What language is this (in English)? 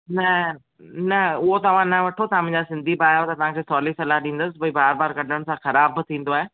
Sindhi